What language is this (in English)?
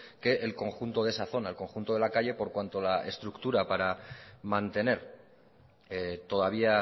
Spanish